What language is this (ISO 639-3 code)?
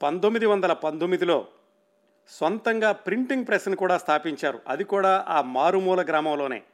tel